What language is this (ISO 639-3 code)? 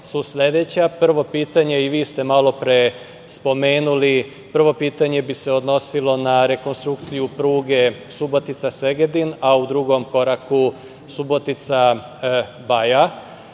srp